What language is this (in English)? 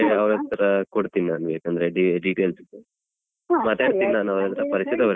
Kannada